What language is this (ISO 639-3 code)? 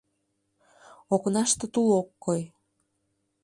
chm